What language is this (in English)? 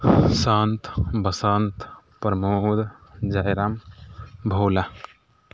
Maithili